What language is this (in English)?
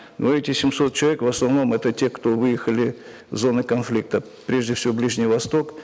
Kazakh